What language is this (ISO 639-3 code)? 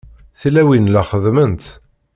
kab